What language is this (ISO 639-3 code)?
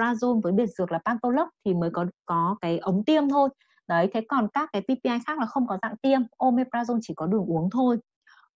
vie